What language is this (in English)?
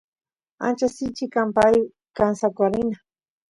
Santiago del Estero Quichua